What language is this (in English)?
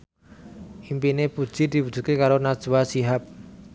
Javanese